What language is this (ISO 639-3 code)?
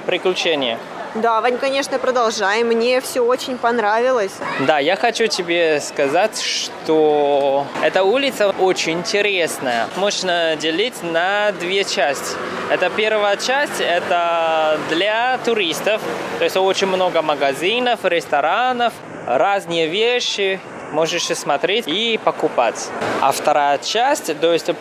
rus